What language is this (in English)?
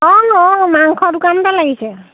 Assamese